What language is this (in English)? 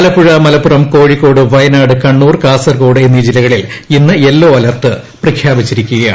Malayalam